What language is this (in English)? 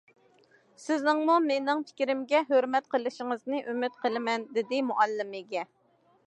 Uyghur